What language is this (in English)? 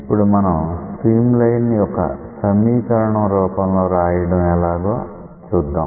Telugu